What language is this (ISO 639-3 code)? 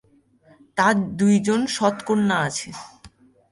ben